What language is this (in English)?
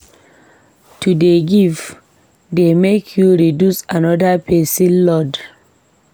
Nigerian Pidgin